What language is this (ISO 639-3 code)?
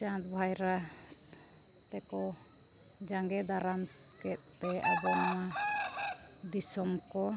sat